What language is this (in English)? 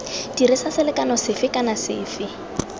Tswana